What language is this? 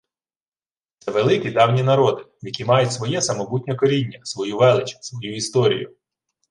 Ukrainian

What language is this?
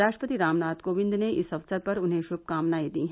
Hindi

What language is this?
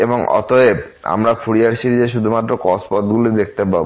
Bangla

